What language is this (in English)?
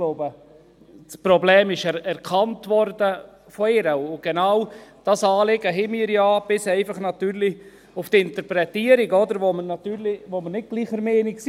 Swiss German